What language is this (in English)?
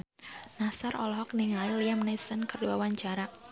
Sundanese